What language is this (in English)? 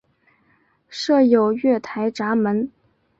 Chinese